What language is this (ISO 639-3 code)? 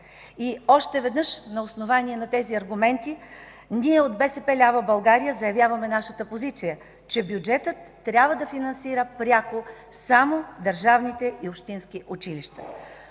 bul